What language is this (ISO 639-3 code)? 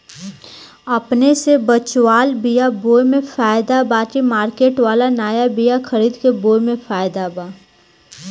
bho